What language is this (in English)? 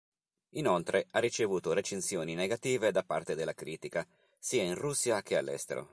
Italian